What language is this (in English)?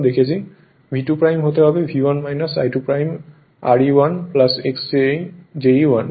Bangla